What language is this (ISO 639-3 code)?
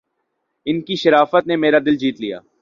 urd